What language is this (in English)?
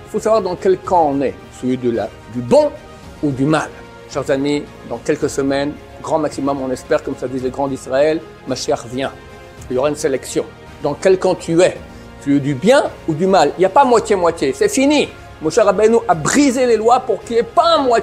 French